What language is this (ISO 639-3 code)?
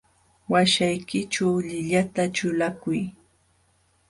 qxw